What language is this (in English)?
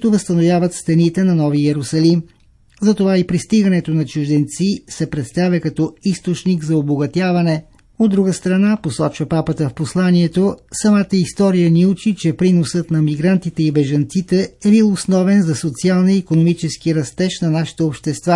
Bulgarian